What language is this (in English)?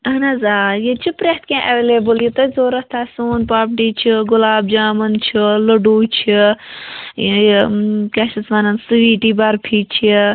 Kashmiri